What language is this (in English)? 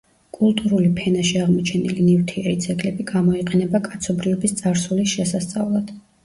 Georgian